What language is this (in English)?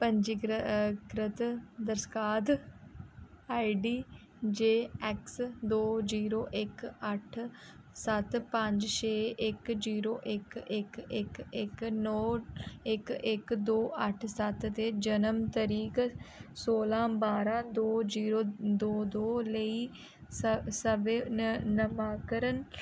Dogri